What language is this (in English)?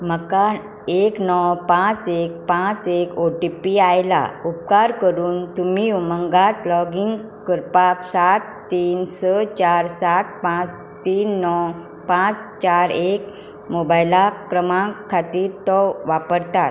Konkani